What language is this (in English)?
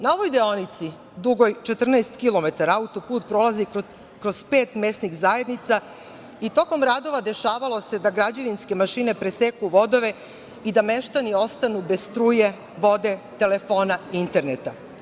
Serbian